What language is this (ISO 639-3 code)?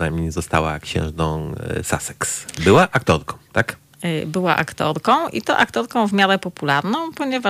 pol